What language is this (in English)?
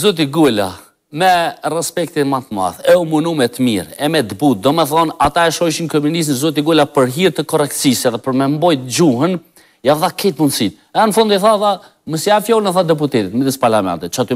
Romanian